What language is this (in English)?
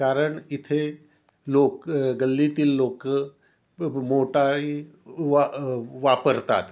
Marathi